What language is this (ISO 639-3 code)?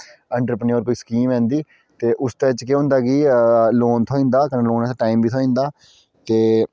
doi